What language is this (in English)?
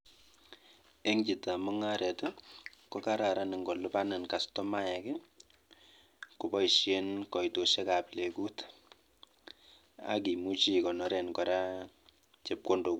Kalenjin